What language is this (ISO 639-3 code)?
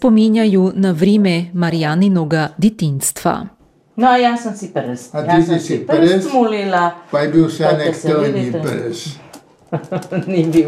hrv